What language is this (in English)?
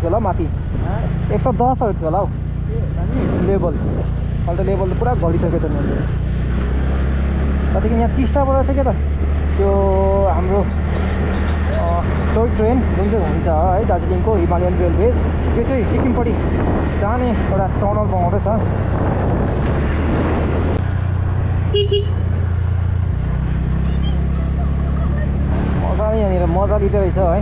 Indonesian